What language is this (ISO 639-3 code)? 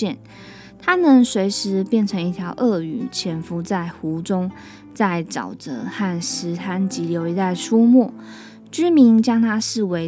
zho